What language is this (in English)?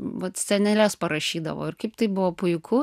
Lithuanian